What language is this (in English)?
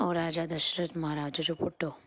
Sindhi